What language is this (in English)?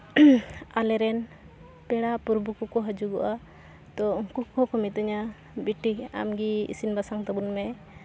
Santali